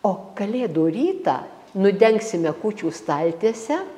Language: Lithuanian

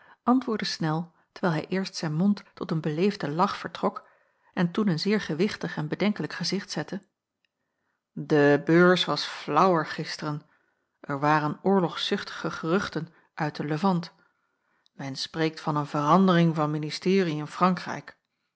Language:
Dutch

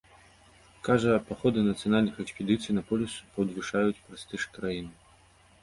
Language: Belarusian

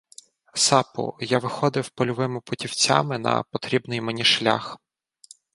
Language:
Ukrainian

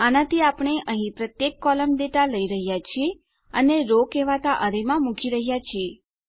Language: Gujarati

